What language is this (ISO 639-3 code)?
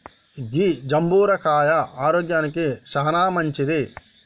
tel